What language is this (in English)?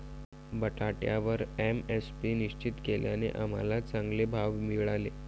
Marathi